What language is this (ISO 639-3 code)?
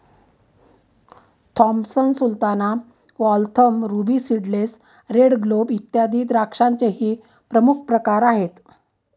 mar